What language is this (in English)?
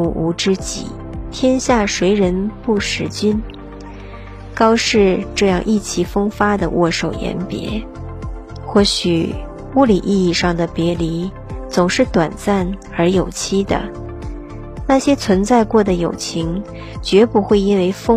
Chinese